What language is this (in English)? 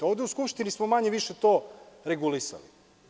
Serbian